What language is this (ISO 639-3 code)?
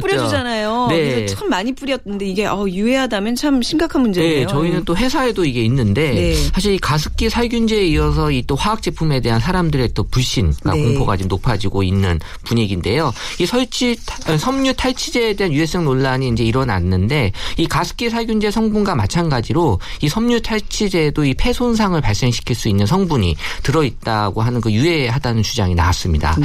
kor